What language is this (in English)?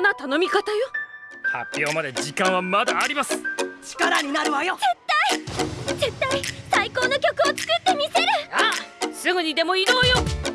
Japanese